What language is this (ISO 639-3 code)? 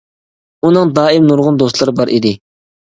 uig